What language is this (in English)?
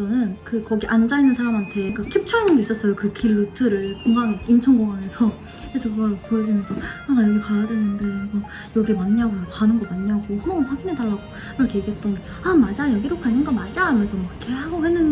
Korean